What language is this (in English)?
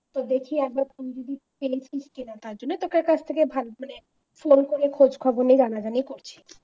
Bangla